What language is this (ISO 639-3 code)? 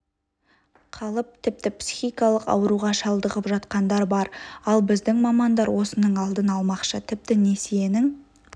kaz